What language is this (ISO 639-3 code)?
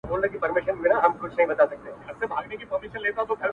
pus